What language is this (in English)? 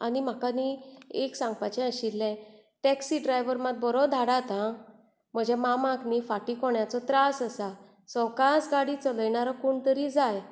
Konkani